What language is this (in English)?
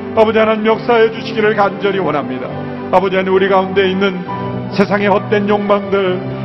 Korean